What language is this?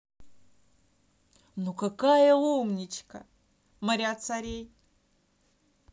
Russian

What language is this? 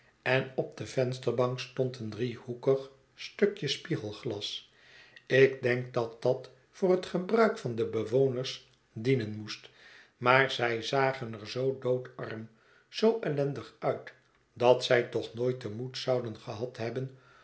Dutch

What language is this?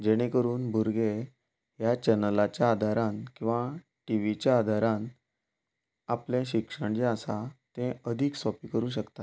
Konkani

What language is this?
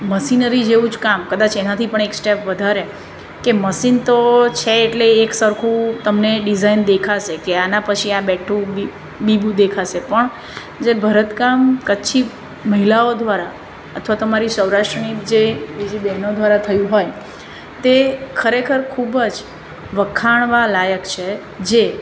Gujarati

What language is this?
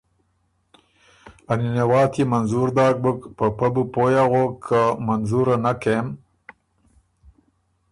Ormuri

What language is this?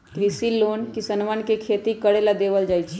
Magahi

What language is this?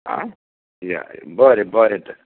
Konkani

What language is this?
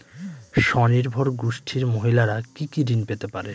Bangla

